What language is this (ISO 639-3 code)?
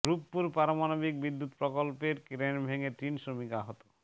ben